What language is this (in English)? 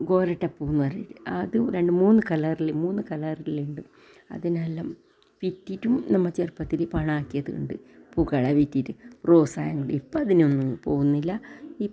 Malayalam